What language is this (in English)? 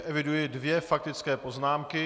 Czech